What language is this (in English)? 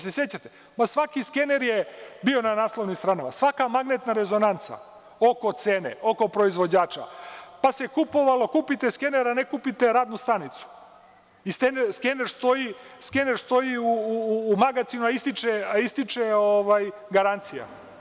Serbian